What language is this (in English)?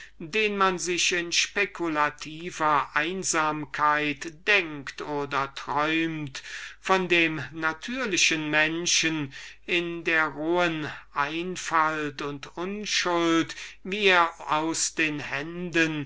German